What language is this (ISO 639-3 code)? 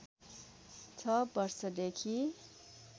nep